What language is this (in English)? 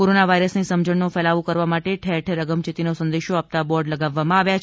Gujarati